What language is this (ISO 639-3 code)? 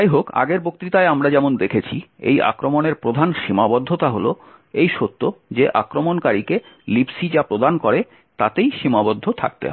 ben